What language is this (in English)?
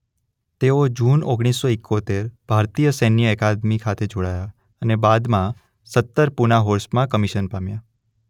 Gujarati